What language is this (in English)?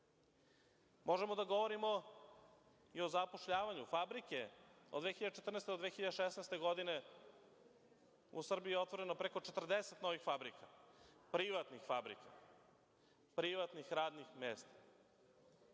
Serbian